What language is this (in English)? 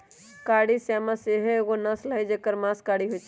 Magahi